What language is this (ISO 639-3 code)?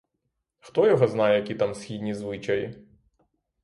ukr